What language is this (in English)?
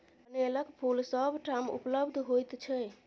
Maithili